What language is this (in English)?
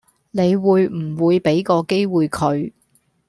Cantonese